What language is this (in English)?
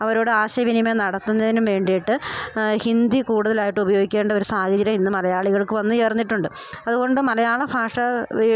Malayalam